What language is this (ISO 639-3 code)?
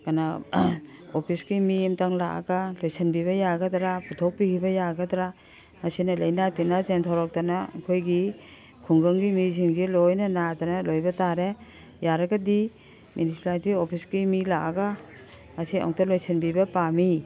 mni